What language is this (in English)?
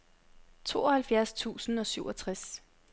Danish